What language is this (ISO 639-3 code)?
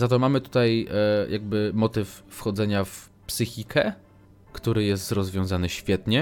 pol